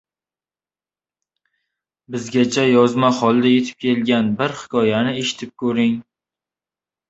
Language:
Uzbek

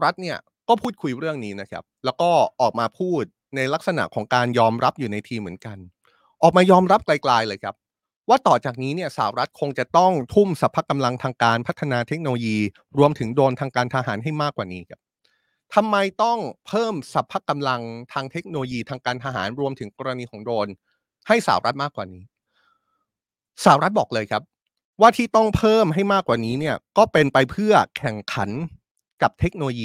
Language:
Thai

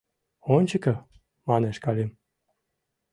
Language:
Mari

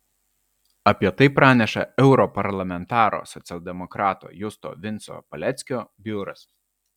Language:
Lithuanian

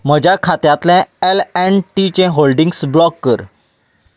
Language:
Konkani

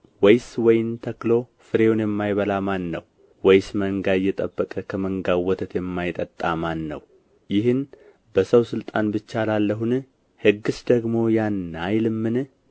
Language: Amharic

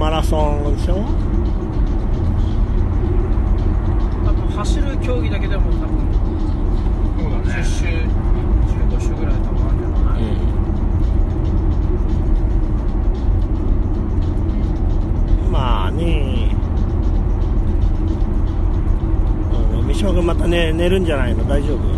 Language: Japanese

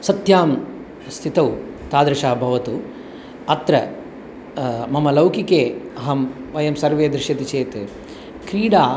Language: Sanskrit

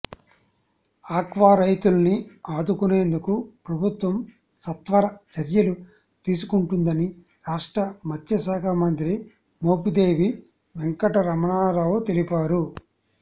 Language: Telugu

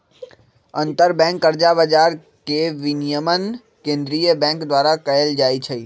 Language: Magahi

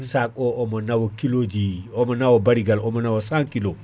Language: Fula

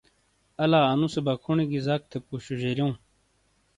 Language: Shina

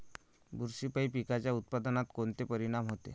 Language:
Marathi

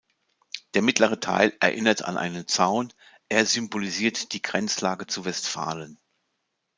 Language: German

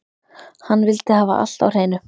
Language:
Icelandic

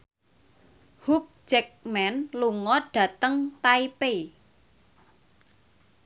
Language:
Javanese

